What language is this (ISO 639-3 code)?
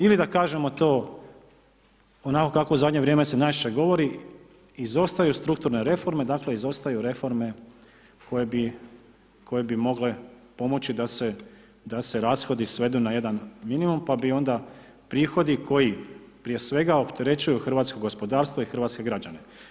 hrv